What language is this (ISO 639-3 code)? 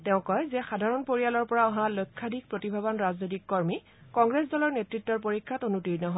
asm